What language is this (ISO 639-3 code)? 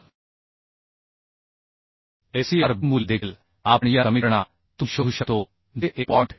mar